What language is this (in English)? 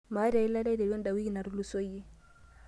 Masai